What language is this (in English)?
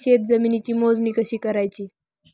Marathi